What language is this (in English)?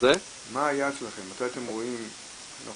Hebrew